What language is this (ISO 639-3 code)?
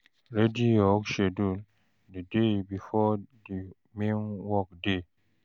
pcm